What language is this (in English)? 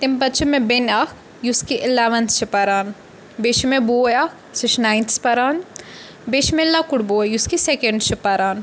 Kashmiri